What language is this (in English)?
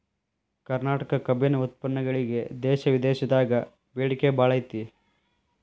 Kannada